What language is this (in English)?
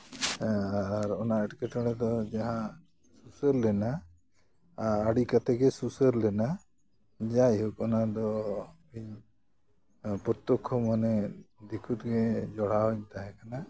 Santali